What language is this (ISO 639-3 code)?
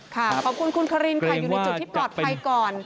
tha